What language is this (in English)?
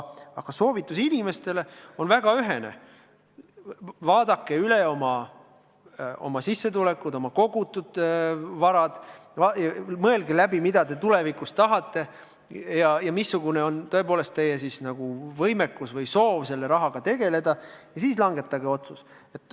Estonian